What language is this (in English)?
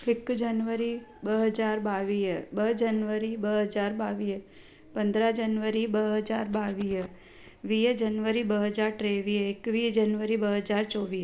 Sindhi